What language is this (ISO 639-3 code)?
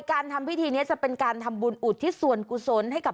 tha